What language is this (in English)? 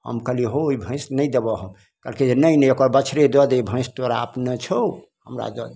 Maithili